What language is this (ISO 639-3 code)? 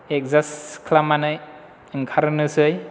brx